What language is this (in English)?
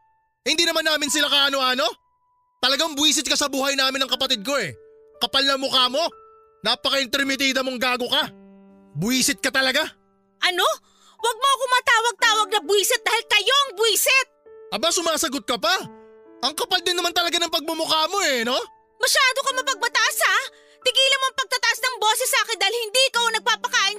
Filipino